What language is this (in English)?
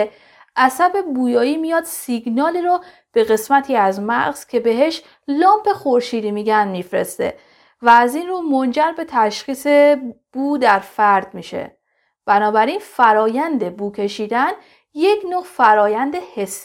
Persian